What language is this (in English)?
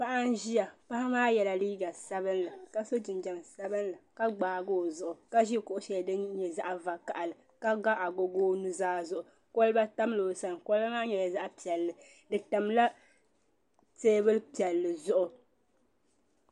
Dagbani